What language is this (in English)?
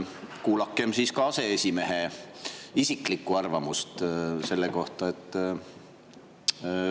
Estonian